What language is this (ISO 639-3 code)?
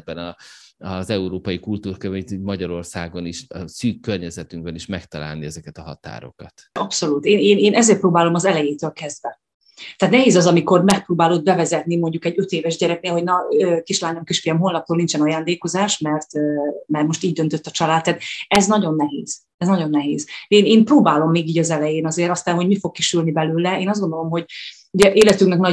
hun